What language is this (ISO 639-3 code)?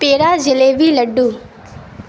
urd